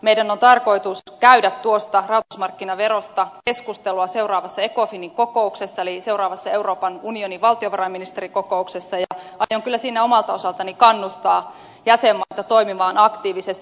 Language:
Finnish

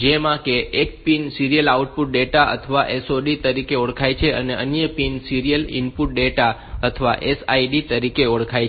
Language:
Gujarati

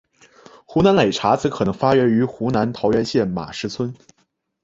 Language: Chinese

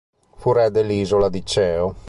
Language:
Italian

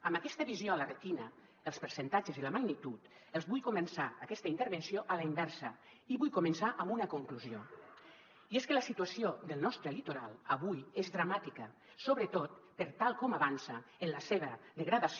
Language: Catalan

